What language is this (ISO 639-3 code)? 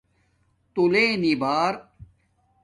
dmk